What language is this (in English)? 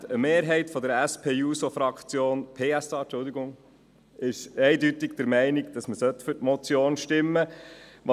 Swiss German